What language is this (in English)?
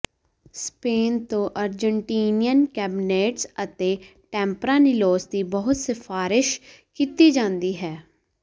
Punjabi